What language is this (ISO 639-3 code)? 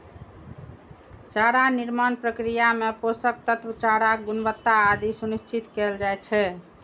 mai